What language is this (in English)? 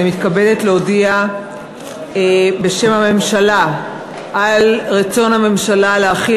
Hebrew